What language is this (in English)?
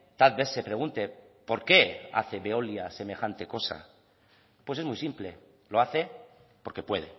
Spanish